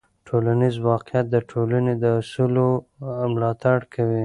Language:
Pashto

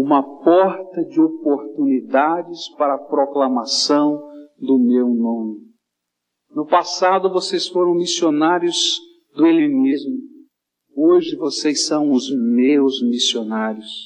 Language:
Portuguese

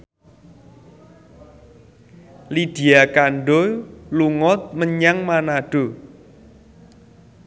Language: Javanese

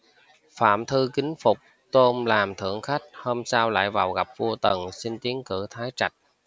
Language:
Vietnamese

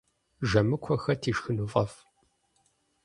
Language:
Kabardian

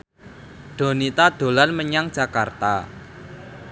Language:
Javanese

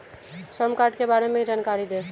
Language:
Hindi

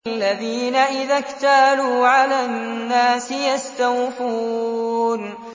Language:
Arabic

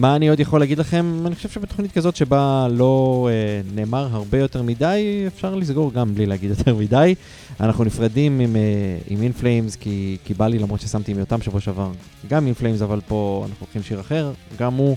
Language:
Hebrew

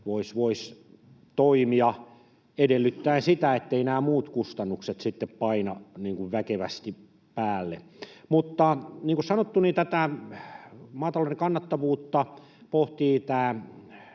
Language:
Finnish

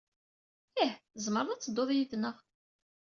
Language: Kabyle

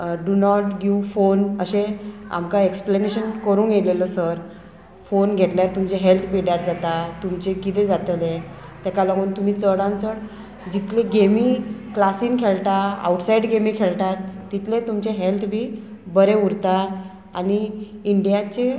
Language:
Konkani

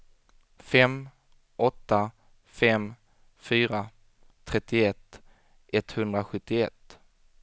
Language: Swedish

